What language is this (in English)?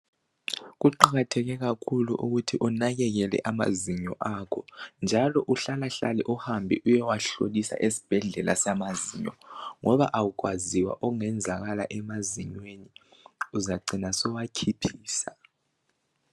North Ndebele